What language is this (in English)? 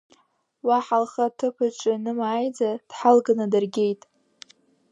Abkhazian